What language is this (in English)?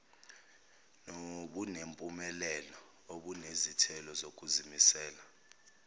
Zulu